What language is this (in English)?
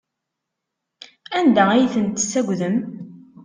Kabyle